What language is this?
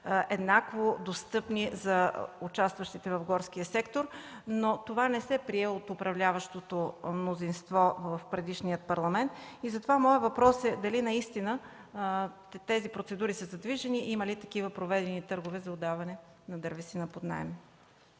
Bulgarian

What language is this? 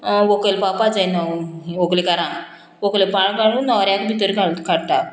Konkani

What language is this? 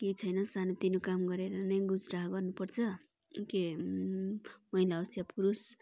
Nepali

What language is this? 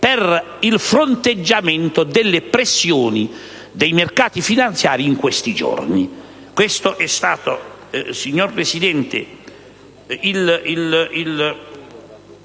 Italian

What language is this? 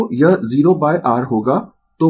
Hindi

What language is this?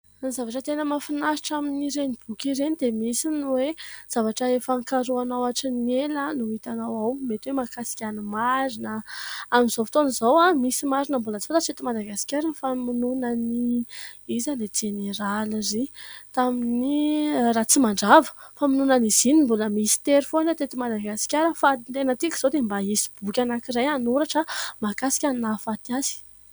Malagasy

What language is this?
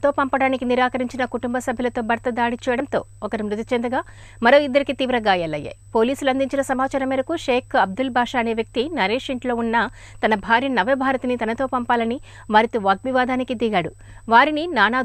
Hindi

